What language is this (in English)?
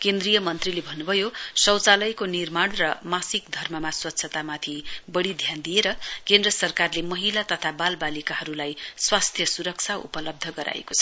Nepali